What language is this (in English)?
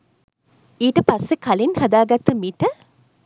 Sinhala